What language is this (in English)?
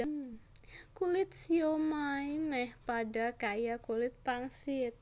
Javanese